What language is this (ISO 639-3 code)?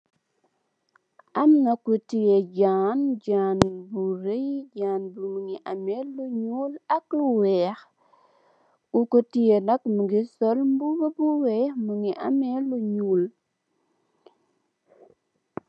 wol